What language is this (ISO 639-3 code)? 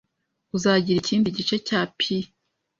kin